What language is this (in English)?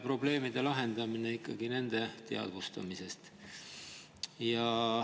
Estonian